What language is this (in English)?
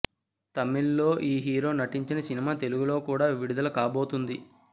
Telugu